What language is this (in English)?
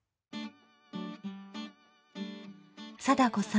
Japanese